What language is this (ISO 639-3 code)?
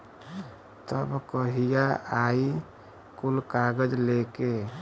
bho